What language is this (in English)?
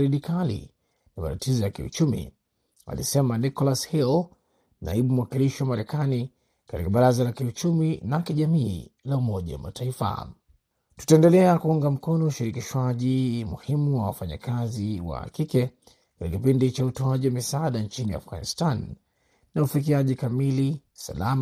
Swahili